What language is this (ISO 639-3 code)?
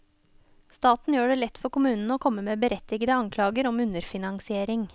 nor